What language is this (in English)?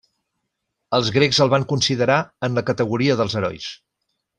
Catalan